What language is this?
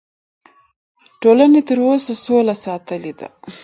Pashto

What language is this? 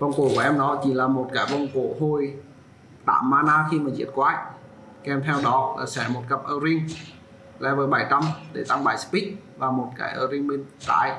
Vietnamese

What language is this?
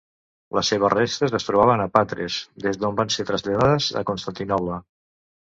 Catalan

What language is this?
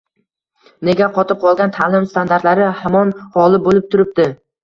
Uzbek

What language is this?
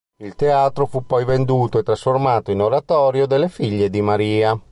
Italian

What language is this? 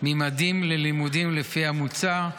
Hebrew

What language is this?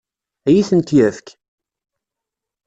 Kabyle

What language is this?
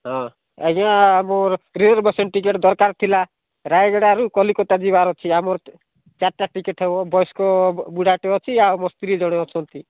Odia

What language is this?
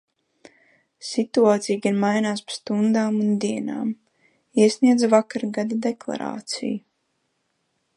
Latvian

